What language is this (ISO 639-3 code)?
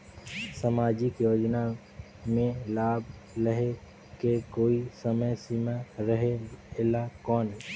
hne